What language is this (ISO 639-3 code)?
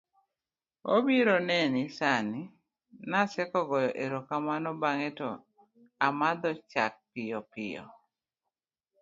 luo